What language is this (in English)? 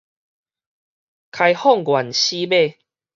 Min Nan Chinese